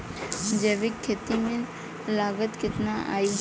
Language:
Bhojpuri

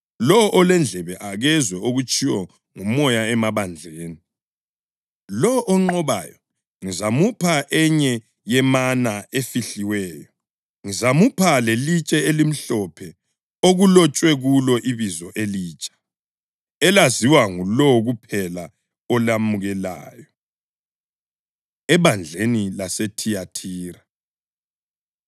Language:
North Ndebele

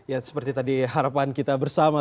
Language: Indonesian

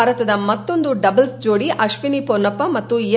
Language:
Kannada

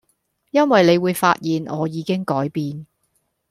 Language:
Cantonese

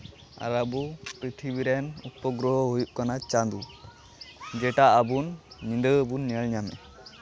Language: Santali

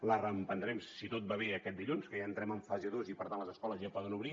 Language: Catalan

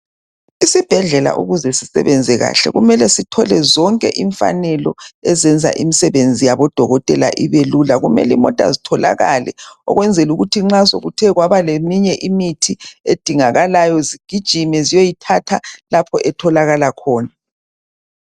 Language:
North Ndebele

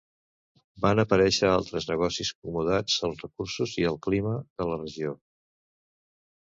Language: Catalan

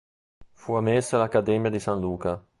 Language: Italian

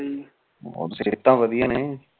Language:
Punjabi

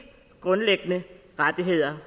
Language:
Danish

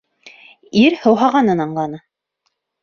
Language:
Bashkir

